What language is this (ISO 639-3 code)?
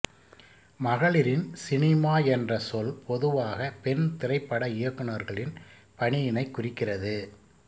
tam